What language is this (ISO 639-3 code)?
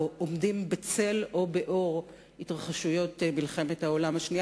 heb